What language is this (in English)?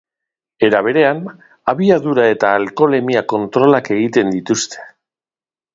Basque